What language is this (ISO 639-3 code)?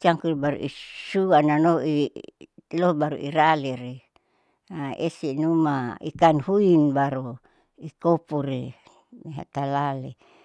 sau